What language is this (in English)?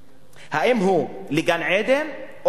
Hebrew